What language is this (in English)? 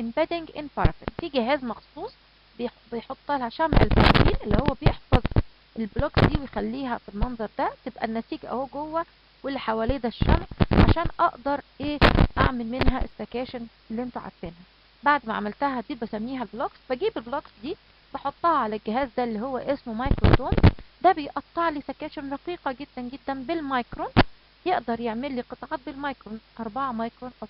Arabic